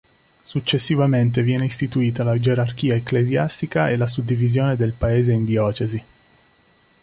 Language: Italian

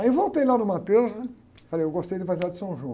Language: Portuguese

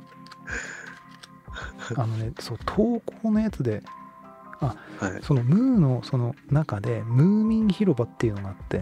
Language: Japanese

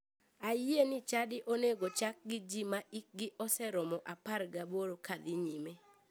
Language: Luo (Kenya and Tanzania)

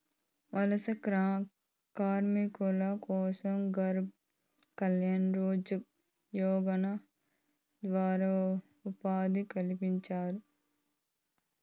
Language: Telugu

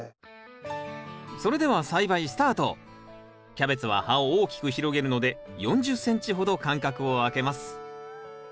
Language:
Japanese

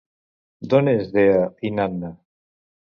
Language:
Catalan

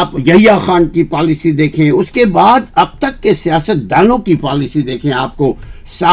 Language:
Urdu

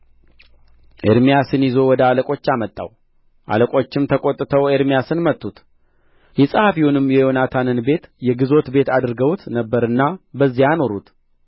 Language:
Amharic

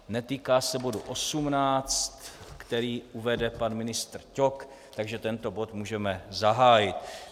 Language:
Czech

